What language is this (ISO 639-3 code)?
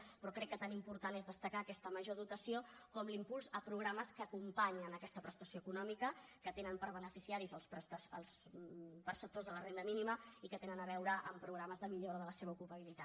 cat